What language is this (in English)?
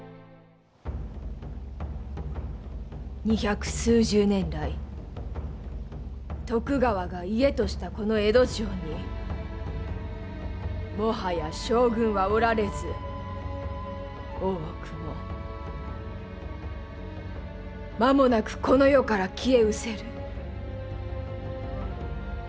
Japanese